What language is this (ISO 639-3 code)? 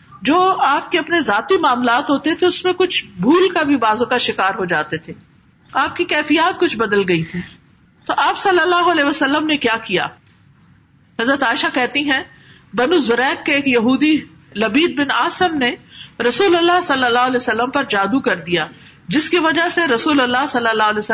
urd